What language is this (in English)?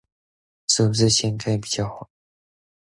Chinese